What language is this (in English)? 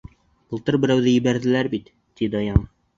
Bashkir